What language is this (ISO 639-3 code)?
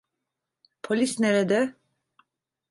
tur